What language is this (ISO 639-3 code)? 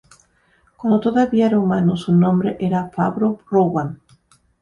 spa